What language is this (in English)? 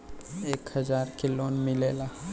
Bhojpuri